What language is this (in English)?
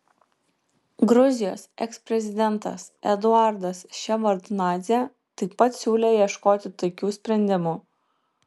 Lithuanian